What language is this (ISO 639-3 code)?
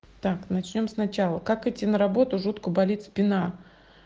rus